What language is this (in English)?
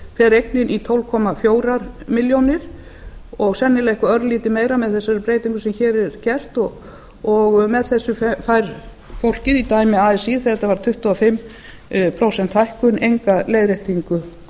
Icelandic